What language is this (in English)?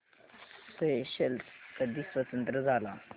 Marathi